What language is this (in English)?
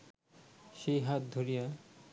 Bangla